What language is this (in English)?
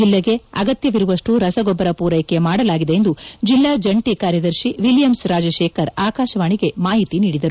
Kannada